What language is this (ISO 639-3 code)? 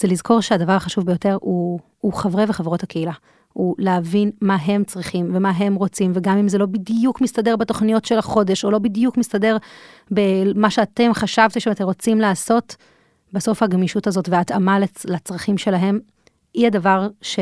heb